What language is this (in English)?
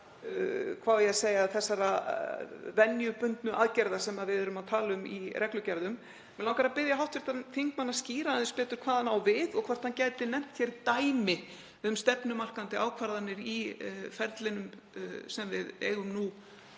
Icelandic